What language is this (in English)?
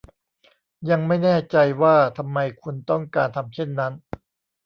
Thai